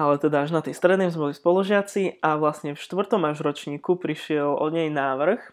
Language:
Slovak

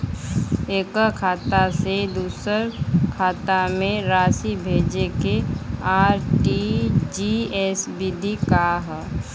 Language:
Bhojpuri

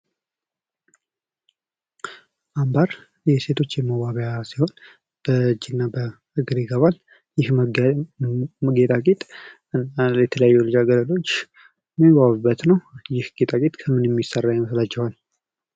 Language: Amharic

